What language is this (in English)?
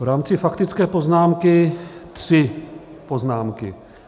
Czech